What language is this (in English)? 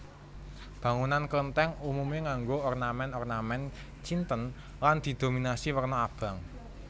Javanese